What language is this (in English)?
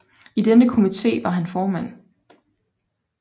Danish